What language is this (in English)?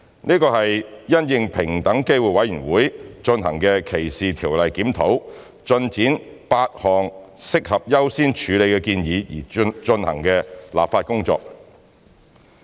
Cantonese